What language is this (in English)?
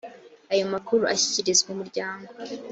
Kinyarwanda